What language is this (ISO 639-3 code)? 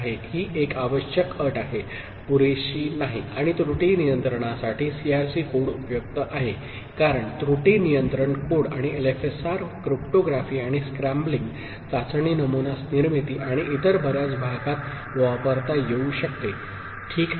mar